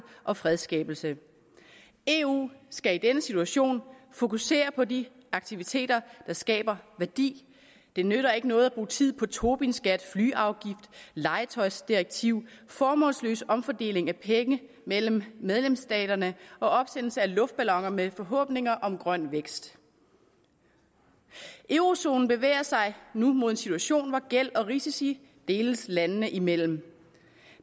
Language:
Danish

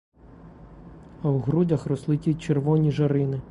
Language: Ukrainian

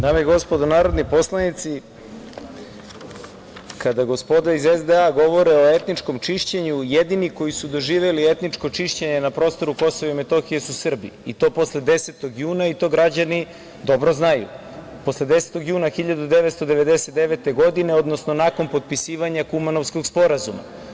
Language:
Serbian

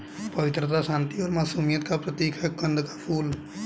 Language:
Hindi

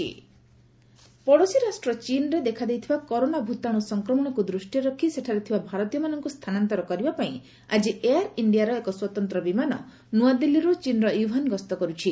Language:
Odia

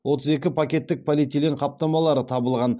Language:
Kazakh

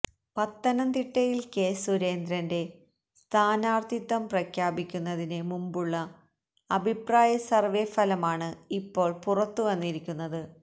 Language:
Malayalam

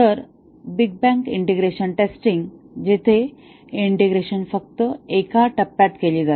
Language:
Marathi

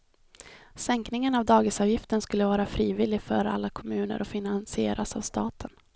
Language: Swedish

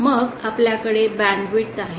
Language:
Marathi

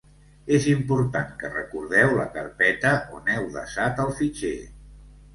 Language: Catalan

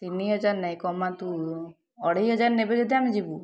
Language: Odia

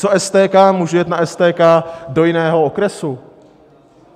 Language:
Czech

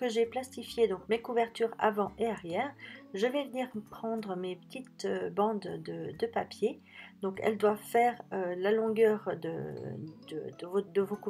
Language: French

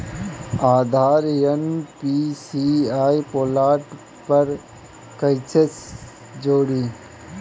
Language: Bhojpuri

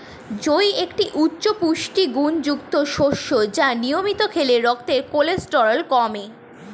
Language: Bangla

